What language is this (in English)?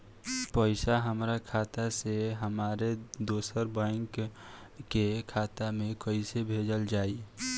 Bhojpuri